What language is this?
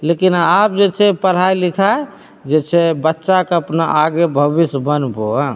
Maithili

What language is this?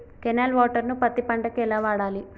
Telugu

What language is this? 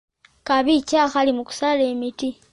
Ganda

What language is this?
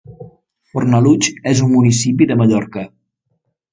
Catalan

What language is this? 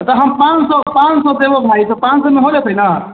Maithili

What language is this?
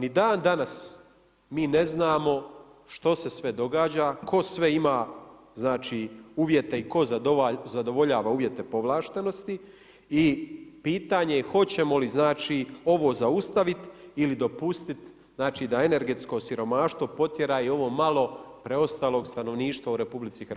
Croatian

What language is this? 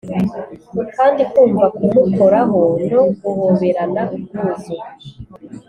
Kinyarwanda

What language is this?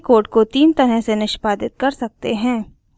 Hindi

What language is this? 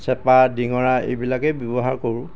Assamese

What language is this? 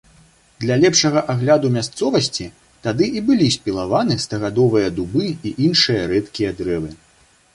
Belarusian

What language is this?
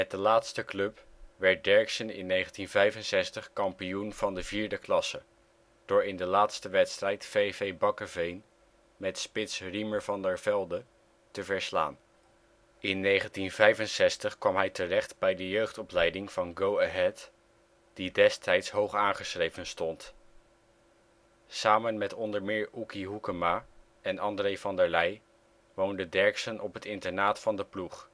Dutch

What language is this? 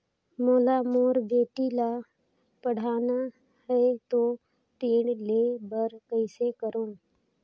Chhattisgarhi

